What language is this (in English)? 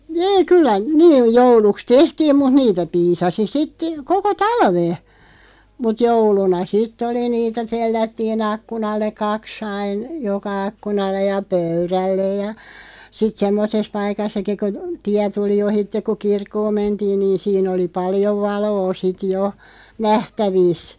Finnish